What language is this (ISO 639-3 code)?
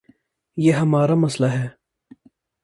urd